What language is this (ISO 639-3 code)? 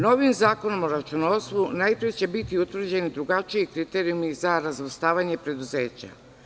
srp